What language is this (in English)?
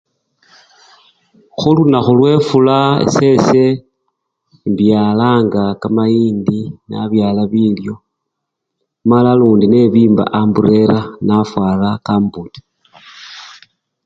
Luyia